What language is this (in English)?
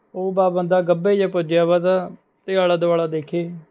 Punjabi